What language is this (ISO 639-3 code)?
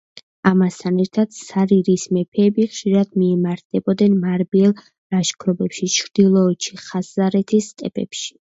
kat